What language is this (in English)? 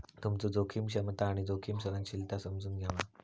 Marathi